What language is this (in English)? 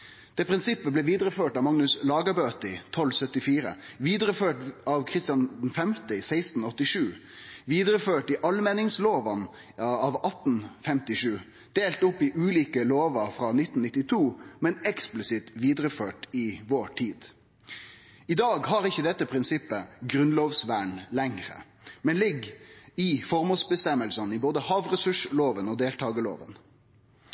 Norwegian Nynorsk